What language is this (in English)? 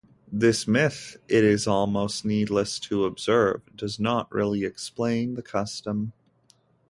English